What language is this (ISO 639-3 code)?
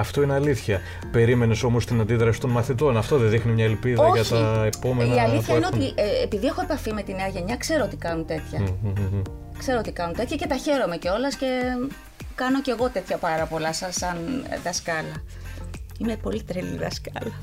ell